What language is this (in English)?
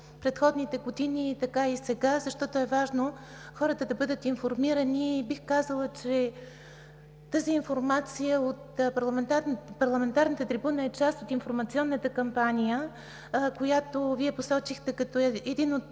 Bulgarian